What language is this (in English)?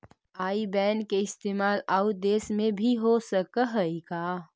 Magahi